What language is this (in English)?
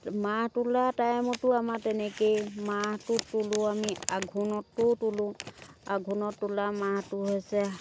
Assamese